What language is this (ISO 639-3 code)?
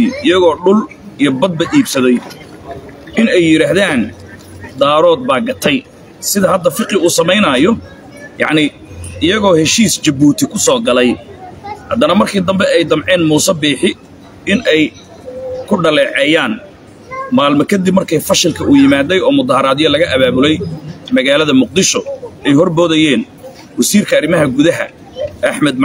ara